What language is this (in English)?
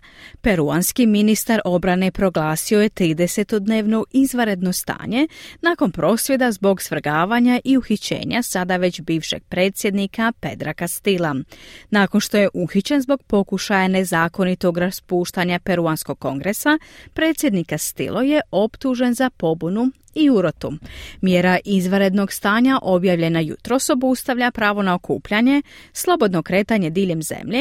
Croatian